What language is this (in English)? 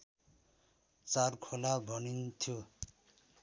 Nepali